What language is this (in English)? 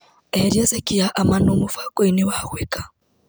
Kikuyu